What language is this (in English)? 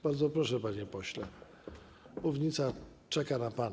Polish